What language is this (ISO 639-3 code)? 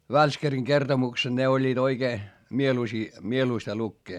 fin